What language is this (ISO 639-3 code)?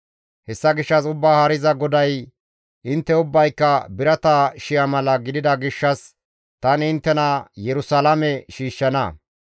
gmv